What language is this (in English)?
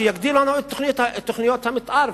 Hebrew